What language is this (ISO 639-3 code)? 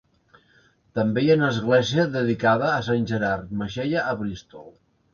cat